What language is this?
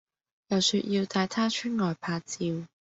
Cantonese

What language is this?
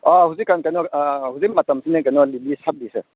Manipuri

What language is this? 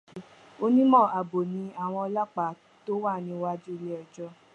Yoruba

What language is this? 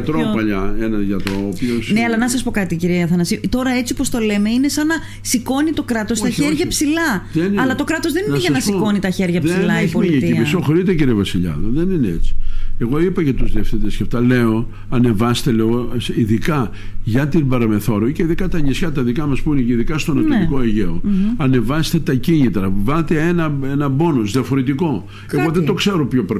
Greek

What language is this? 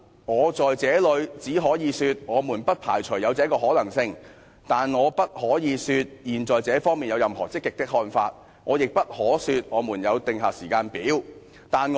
Cantonese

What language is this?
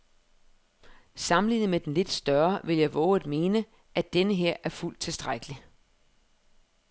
Danish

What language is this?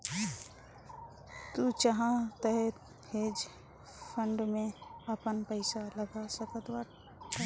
Bhojpuri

